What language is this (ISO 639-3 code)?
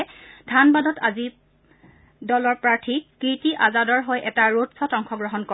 asm